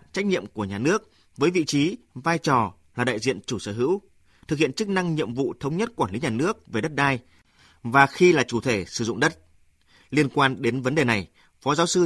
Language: Vietnamese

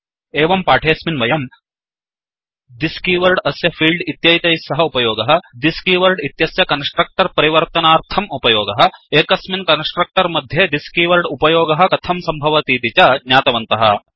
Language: Sanskrit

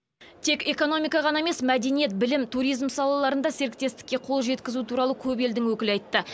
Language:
Kazakh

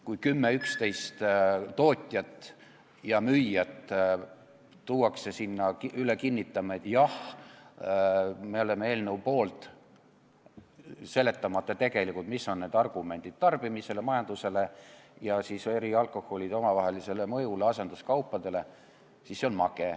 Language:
Estonian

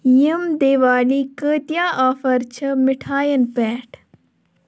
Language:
Kashmiri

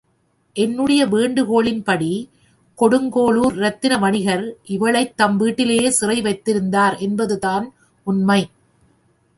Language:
Tamil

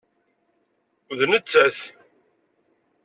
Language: Kabyle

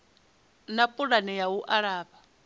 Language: Venda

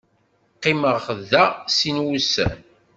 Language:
Kabyle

